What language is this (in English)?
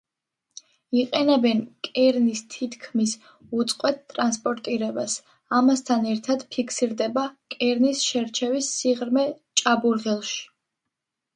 Georgian